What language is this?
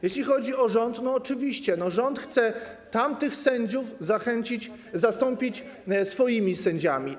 Polish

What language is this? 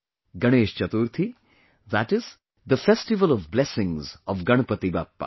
English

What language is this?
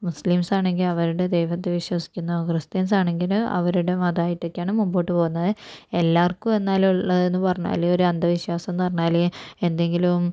Malayalam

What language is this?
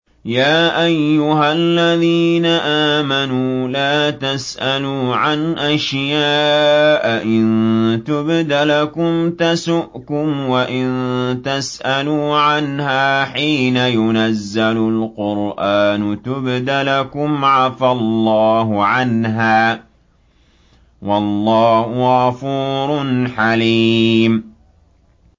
Arabic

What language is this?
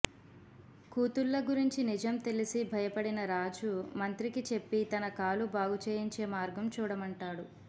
Telugu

